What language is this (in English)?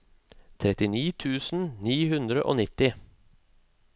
Norwegian